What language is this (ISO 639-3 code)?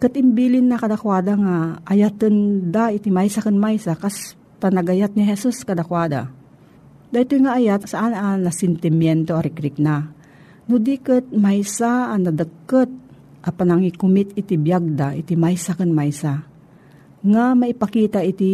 fil